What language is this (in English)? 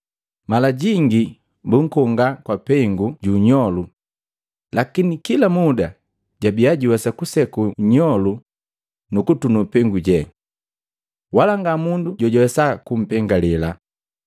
Matengo